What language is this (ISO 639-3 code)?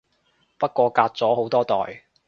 yue